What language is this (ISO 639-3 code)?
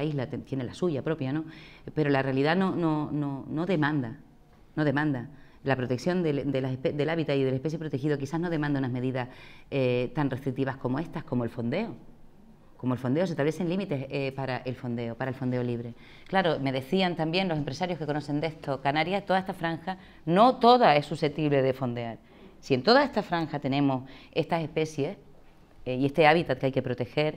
spa